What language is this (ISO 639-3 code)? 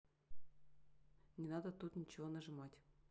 rus